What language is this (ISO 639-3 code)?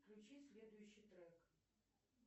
rus